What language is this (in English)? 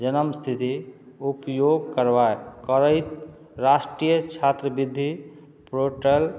Maithili